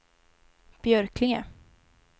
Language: Swedish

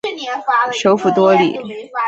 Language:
Chinese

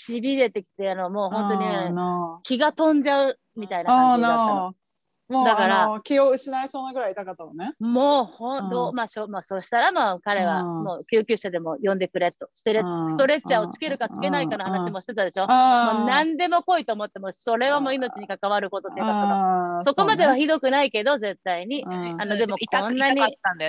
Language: Japanese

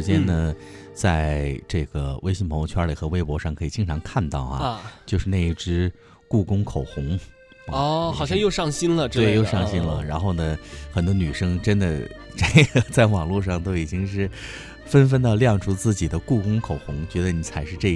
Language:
Chinese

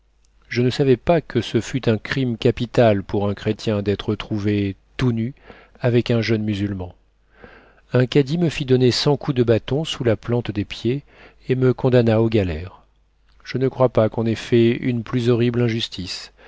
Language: French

